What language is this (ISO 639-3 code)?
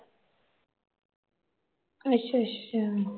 pan